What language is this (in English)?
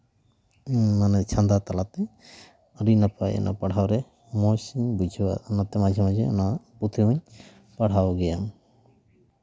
Santali